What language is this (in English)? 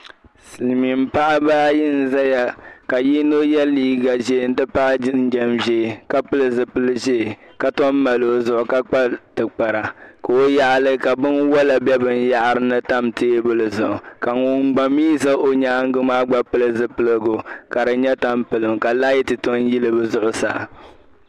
Dagbani